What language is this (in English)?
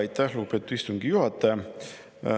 Estonian